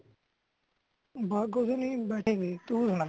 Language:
Punjabi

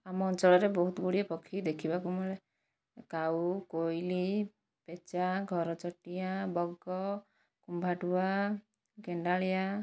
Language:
Odia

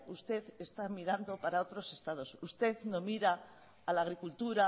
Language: Spanish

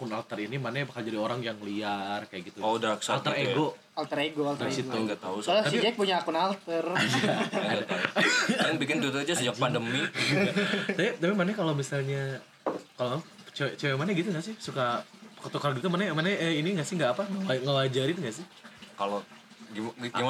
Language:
Indonesian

